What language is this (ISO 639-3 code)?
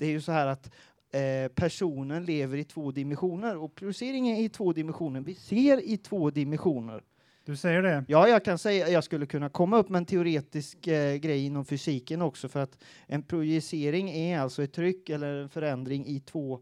swe